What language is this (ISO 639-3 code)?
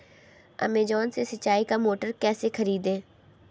hin